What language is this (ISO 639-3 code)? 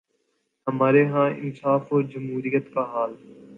urd